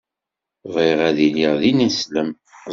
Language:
Kabyle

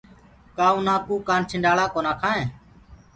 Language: Gurgula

